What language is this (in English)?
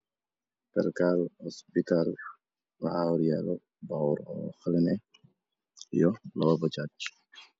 Somali